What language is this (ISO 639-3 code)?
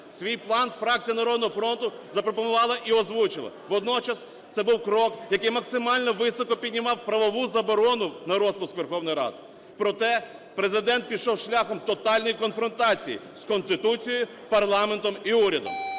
ukr